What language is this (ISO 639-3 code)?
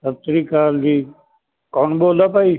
pan